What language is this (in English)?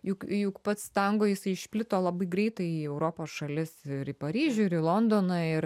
Lithuanian